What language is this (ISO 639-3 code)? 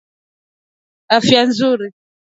swa